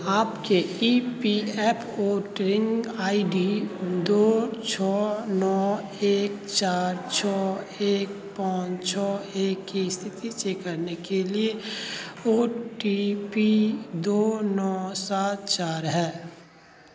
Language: Hindi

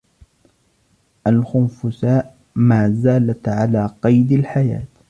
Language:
Arabic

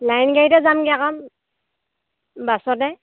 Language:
Assamese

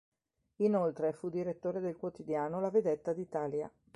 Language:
Italian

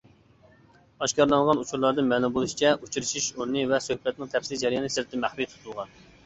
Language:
Uyghur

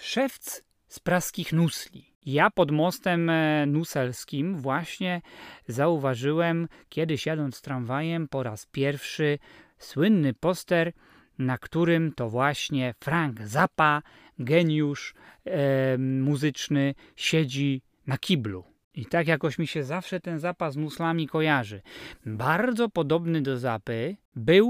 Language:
Polish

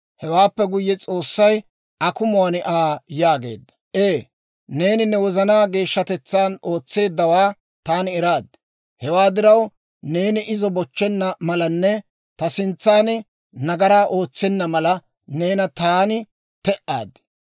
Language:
Dawro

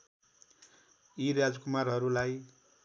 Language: Nepali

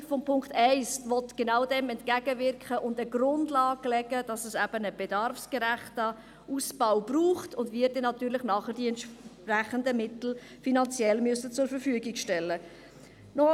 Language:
Swiss German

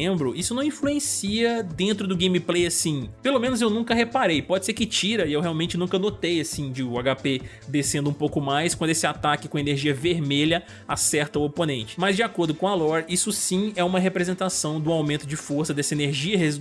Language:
Portuguese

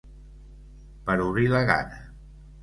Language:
Catalan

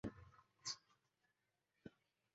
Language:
Chinese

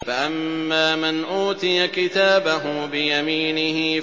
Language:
Arabic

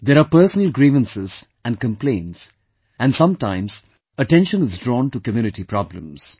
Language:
English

